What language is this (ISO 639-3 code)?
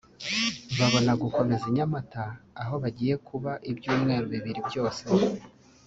kin